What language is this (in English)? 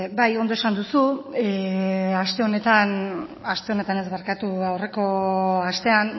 Basque